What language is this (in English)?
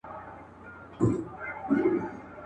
Pashto